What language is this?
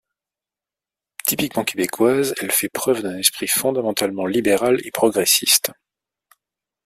French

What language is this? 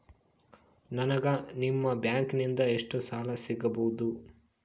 Kannada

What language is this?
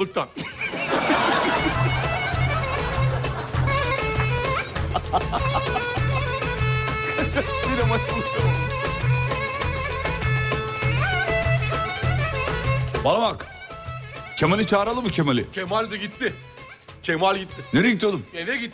Turkish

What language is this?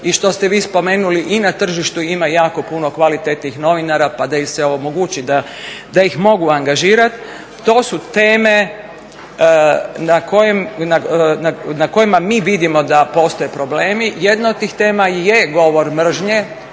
Croatian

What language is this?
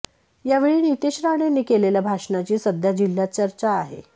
Marathi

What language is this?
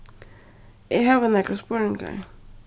Faroese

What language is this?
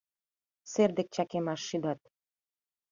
Mari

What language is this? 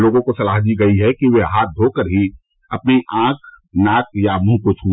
Hindi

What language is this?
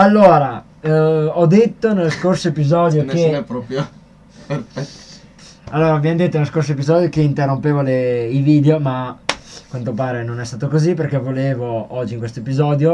Italian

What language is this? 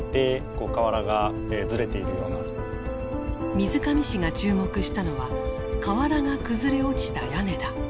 Japanese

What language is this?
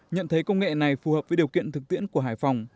Vietnamese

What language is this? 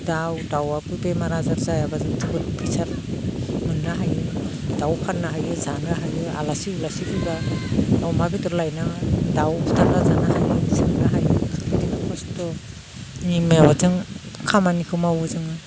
Bodo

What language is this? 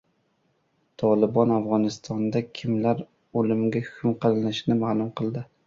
Uzbek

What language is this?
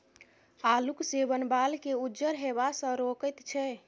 Maithili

